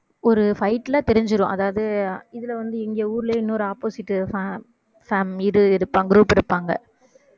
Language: Tamil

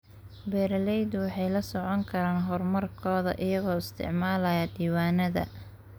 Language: Somali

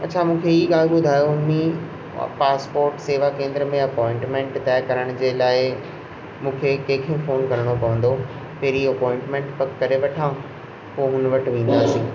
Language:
Sindhi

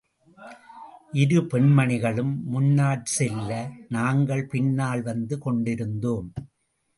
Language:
Tamil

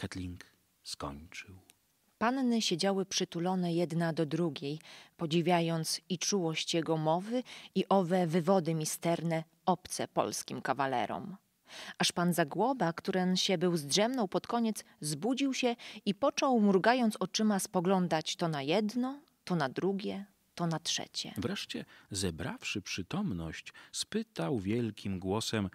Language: Polish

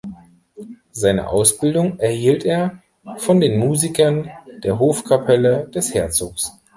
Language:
German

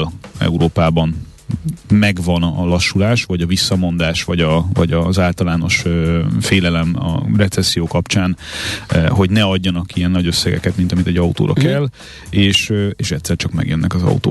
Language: Hungarian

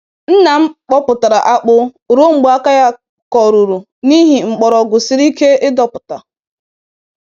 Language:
Igbo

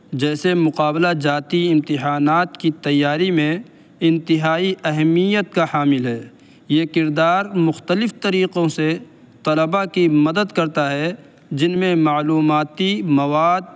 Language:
Urdu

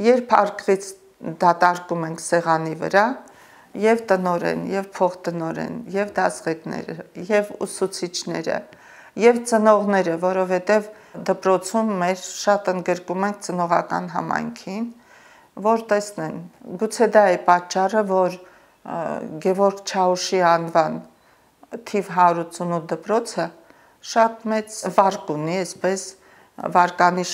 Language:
Romanian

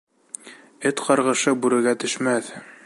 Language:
Bashkir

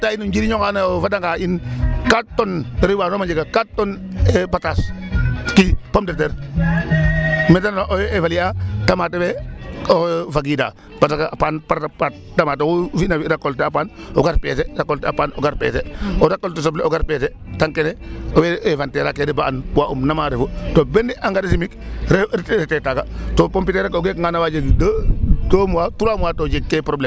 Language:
Serer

